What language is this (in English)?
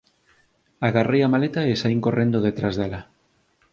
Galician